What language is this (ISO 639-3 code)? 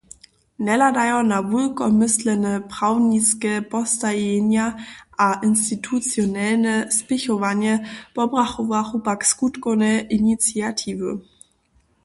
hsb